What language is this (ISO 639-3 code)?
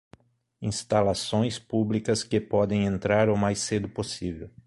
por